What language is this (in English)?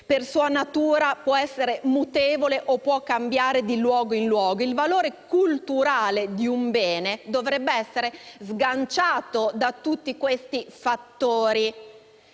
Italian